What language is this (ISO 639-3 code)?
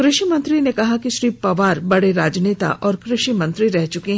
hin